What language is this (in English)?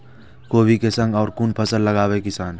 Maithili